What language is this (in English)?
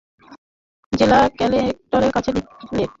Bangla